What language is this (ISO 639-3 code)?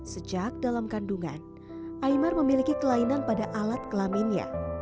ind